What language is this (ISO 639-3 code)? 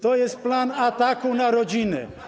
pol